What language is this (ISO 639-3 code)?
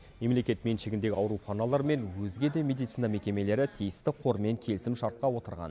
kaz